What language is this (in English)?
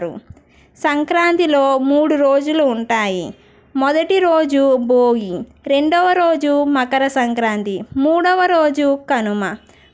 Telugu